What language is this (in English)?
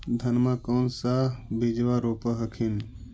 Magahi